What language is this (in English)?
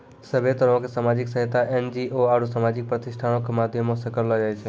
Maithili